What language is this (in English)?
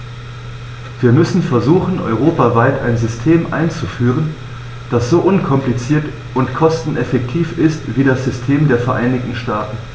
German